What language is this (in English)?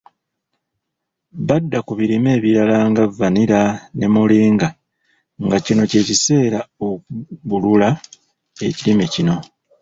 Ganda